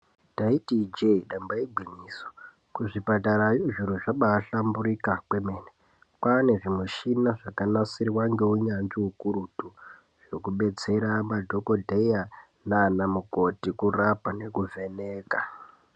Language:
Ndau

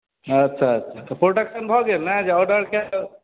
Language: Maithili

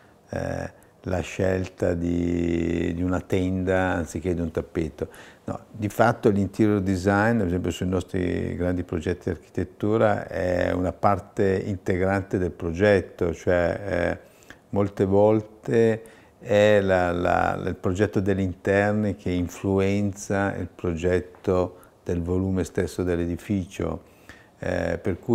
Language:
Italian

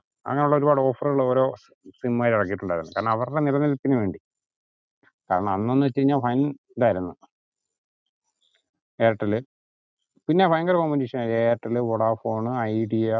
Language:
Malayalam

